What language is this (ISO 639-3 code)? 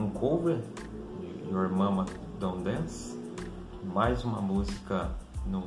por